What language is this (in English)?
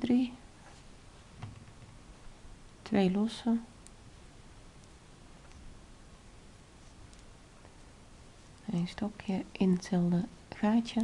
Dutch